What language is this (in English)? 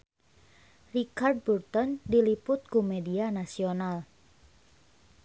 Sundanese